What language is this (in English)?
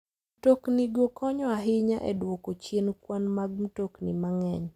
Luo (Kenya and Tanzania)